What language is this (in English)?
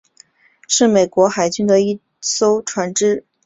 Chinese